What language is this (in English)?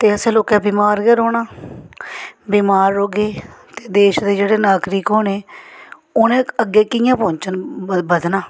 Dogri